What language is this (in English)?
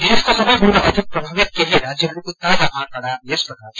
Nepali